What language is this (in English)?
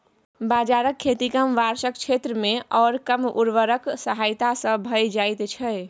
Maithili